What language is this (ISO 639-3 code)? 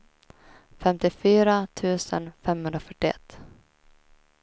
swe